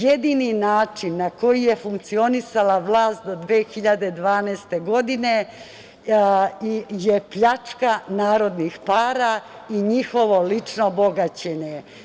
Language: Serbian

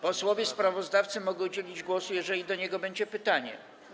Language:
Polish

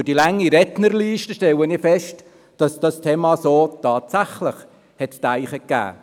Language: Swiss German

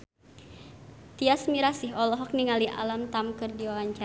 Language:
Sundanese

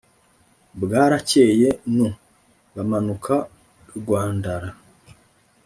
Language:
Kinyarwanda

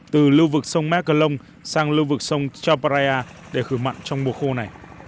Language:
Vietnamese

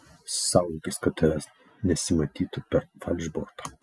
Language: Lithuanian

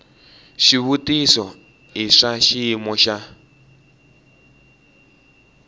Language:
Tsonga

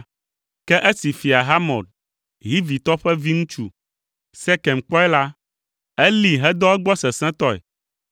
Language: Ewe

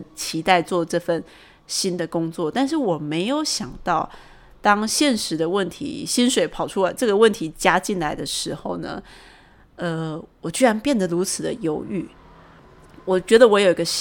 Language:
Chinese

